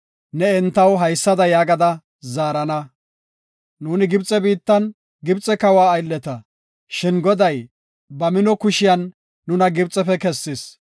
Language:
Gofa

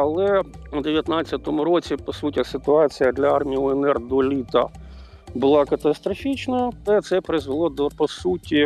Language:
Ukrainian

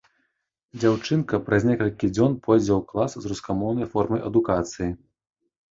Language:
Belarusian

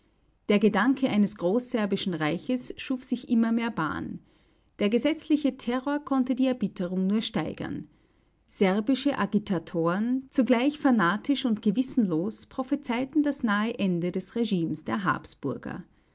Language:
German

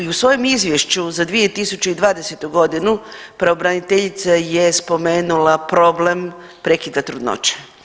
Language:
Croatian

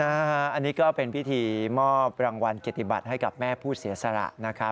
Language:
Thai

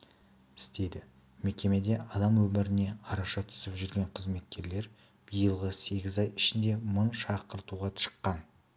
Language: Kazakh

